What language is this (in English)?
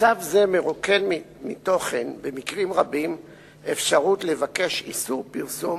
Hebrew